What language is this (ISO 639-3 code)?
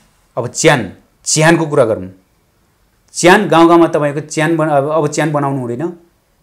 ron